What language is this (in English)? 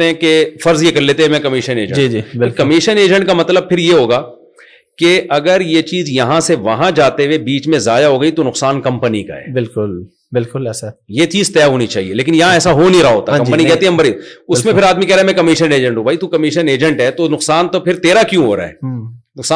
Urdu